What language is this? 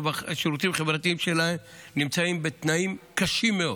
Hebrew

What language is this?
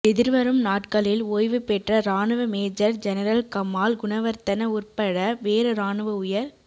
Tamil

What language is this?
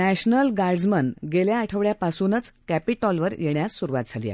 Marathi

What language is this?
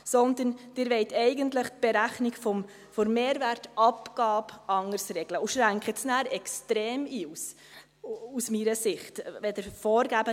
Swiss German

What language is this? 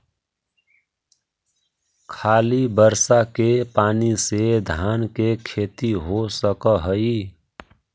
Magahi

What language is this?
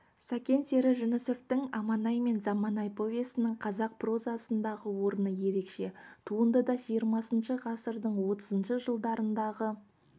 Kazakh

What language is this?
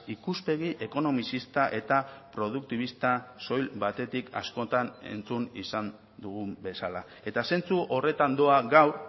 Basque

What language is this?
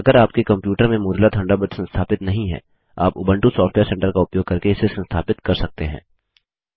Hindi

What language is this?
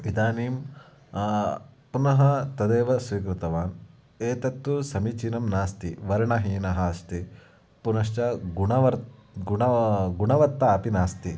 Sanskrit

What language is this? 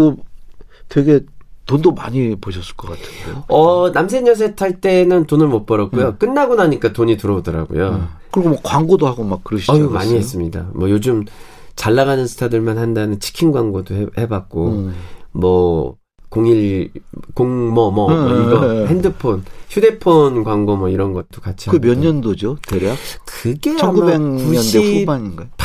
Korean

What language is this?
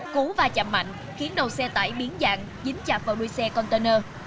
Vietnamese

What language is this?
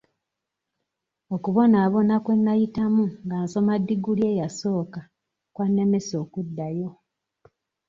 Ganda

